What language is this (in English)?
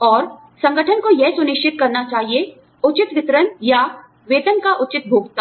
Hindi